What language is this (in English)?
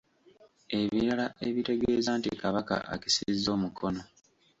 Ganda